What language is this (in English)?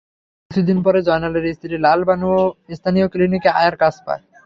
Bangla